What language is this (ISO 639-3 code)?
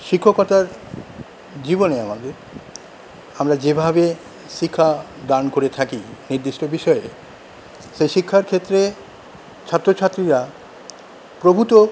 ben